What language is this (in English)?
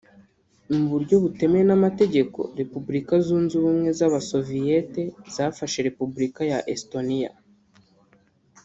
Kinyarwanda